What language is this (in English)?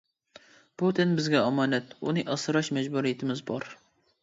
Uyghur